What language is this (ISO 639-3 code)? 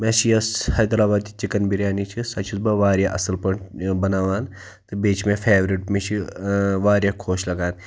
kas